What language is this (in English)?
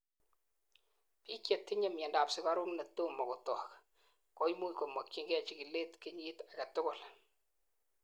Kalenjin